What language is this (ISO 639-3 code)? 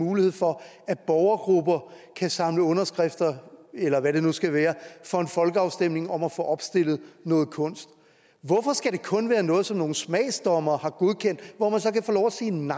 dan